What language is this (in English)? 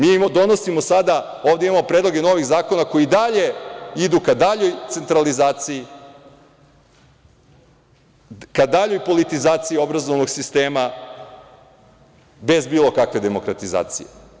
Serbian